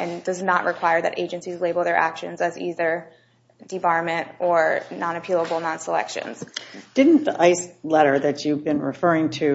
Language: English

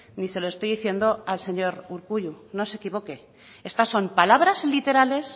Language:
Spanish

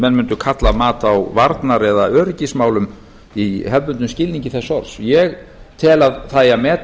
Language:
Icelandic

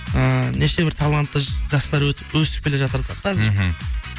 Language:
Kazakh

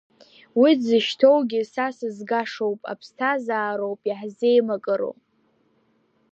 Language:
Abkhazian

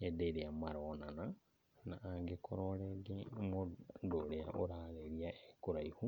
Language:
Kikuyu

